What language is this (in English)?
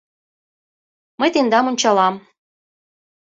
Mari